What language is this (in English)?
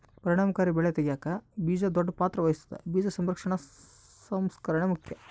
Kannada